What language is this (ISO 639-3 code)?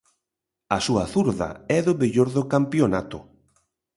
glg